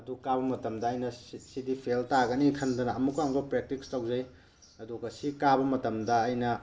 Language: Manipuri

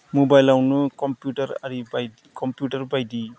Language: Bodo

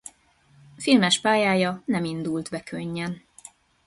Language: Hungarian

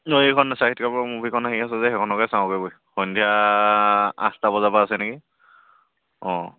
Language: Assamese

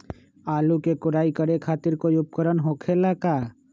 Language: Magahi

